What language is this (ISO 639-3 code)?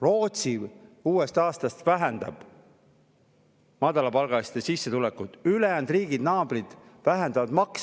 est